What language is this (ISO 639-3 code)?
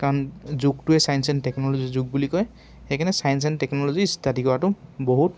asm